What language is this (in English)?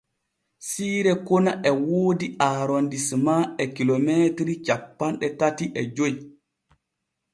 Borgu Fulfulde